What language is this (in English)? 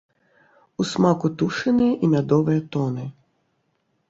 Belarusian